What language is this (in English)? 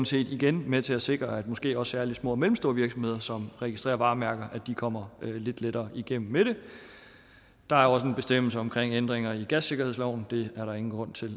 Danish